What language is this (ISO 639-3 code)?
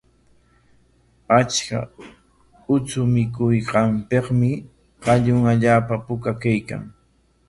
qwa